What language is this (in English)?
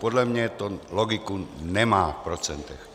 Czech